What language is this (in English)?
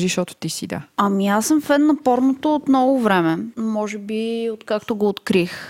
Bulgarian